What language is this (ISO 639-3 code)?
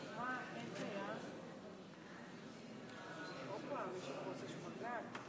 heb